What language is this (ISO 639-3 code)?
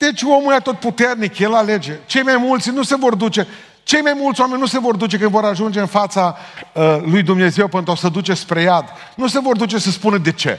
ron